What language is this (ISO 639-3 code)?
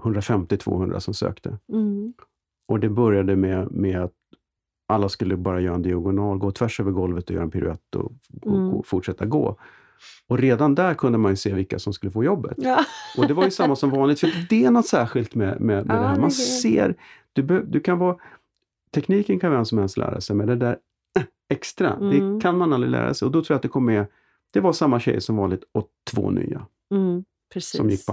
swe